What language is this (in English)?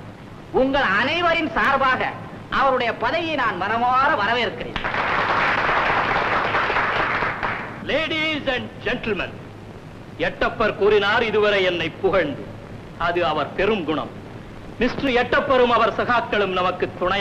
Tamil